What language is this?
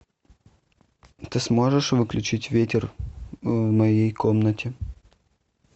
Russian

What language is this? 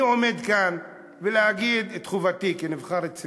Hebrew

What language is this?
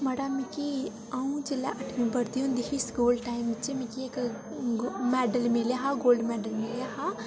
Dogri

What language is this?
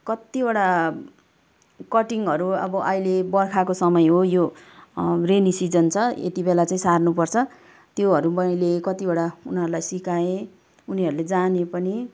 Nepali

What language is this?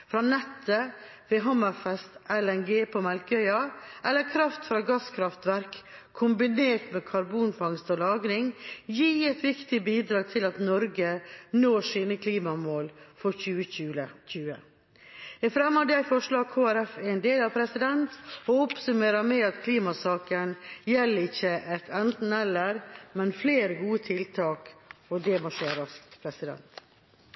Norwegian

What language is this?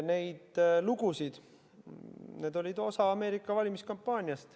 Estonian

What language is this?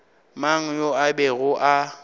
Northern Sotho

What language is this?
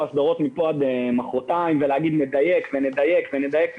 Hebrew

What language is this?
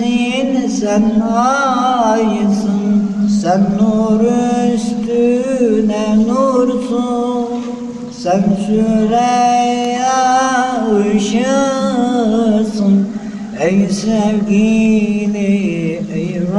Turkish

